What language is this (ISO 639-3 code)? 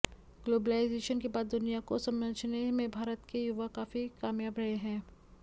hin